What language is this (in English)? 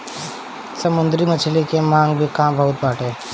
Bhojpuri